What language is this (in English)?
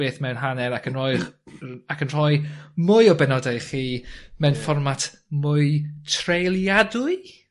Welsh